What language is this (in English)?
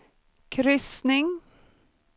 Swedish